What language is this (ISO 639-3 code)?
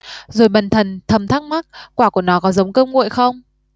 vie